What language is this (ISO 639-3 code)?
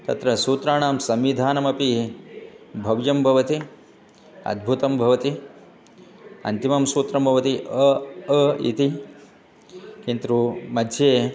san